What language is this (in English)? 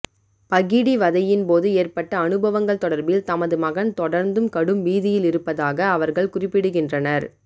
Tamil